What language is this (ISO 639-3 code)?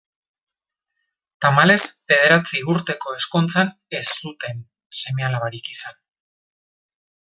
eus